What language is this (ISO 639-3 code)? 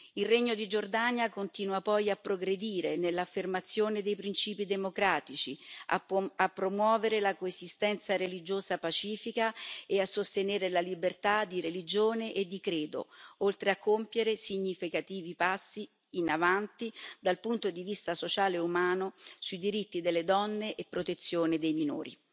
ita